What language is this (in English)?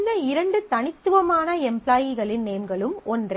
Tamil